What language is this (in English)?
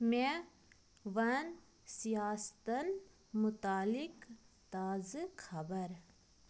Kashmiri